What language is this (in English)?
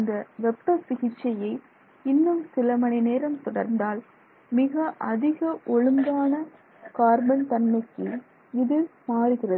Tamil